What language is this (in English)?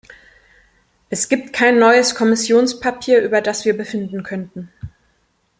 German